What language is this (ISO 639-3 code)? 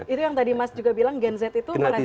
ind